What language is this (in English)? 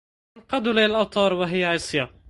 Arabic